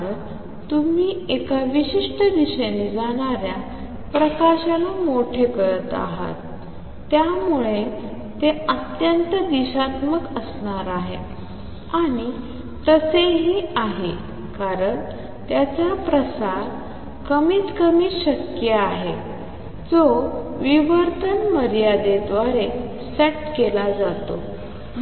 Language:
Marathi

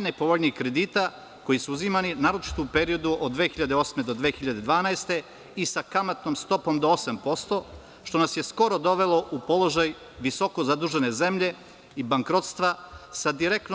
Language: Serbian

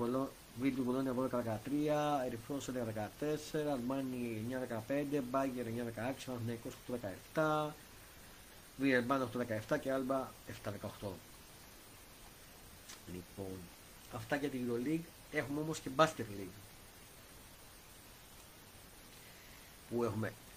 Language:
Greek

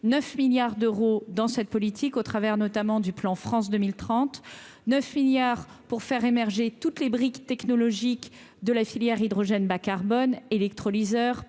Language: French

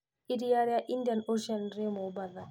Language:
Kikuyu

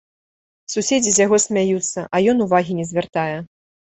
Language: Belarusian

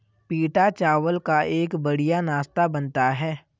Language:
Hindi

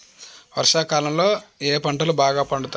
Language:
Telugu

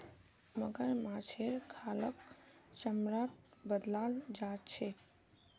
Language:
Magahi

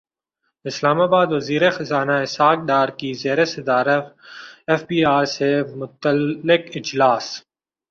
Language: Urdu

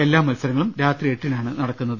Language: Malayalam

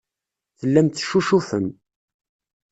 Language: Kabyle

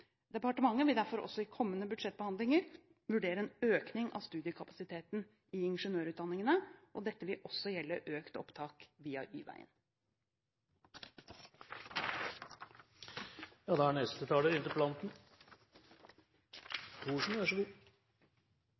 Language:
Norwegian Bokmål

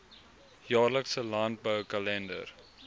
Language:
Afrikaans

